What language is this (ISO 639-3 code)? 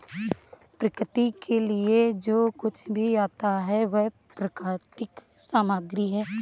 hin